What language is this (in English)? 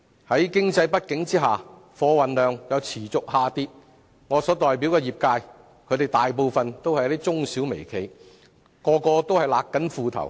Cantonese